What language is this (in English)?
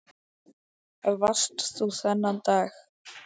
Icelandic